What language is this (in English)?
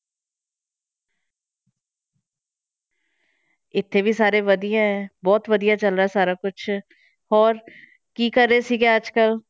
Punjabi